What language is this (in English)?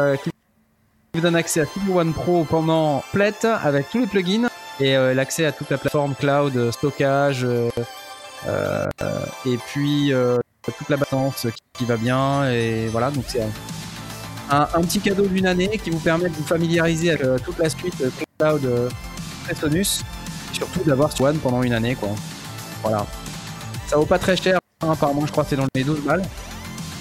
French